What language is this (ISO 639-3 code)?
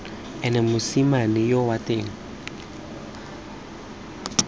tsn